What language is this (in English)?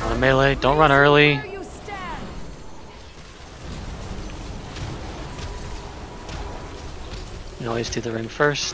English